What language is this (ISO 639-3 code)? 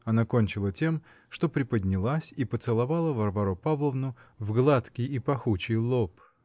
rus